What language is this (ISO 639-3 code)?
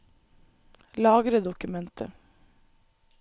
nor